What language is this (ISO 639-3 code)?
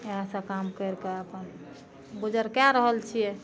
mai